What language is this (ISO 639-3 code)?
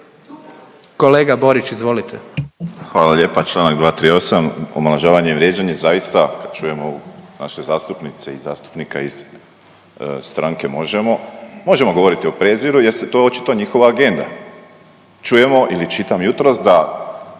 hrv